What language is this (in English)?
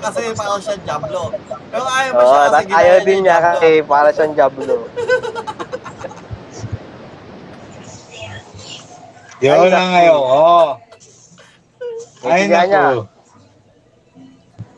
Filipino